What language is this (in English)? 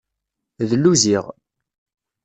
Kabyle